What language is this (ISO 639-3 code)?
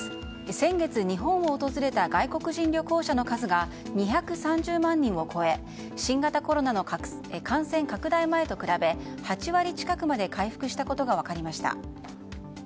jpn